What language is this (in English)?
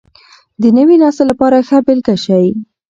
Pashto